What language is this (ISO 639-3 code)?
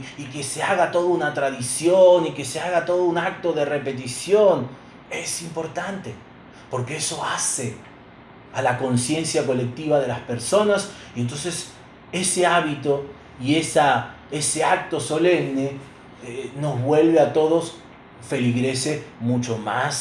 spa